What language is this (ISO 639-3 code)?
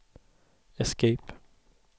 swe